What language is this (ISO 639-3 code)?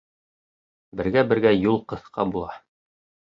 bak